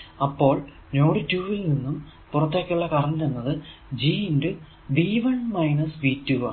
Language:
Malayalam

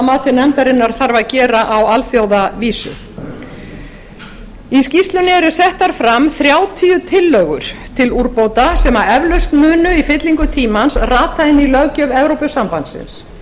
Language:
Icelandic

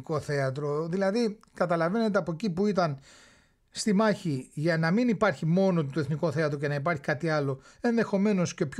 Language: Greek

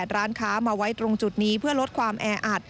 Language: Thai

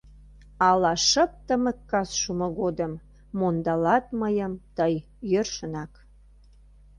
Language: Mari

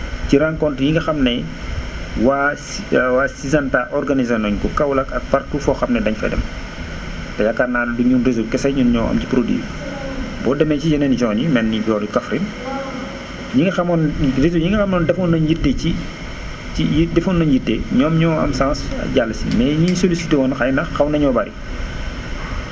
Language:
Wolof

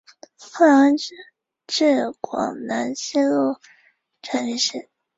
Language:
Chinese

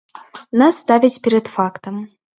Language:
Belarusian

